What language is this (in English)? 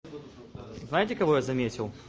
Russian